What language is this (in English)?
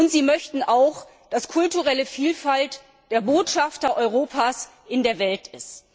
German